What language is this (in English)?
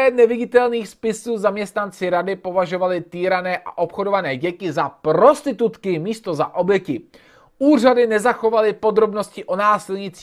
Czech